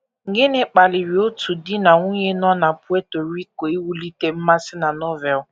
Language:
Igbo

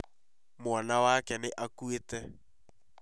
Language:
Kikuyu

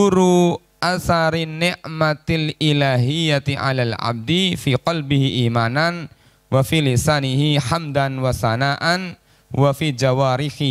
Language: Indonesian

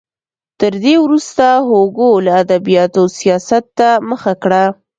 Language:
Pashto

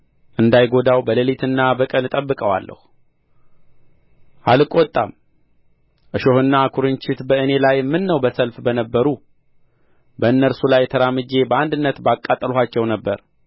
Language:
Amharic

